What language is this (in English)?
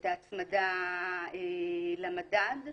Hebrew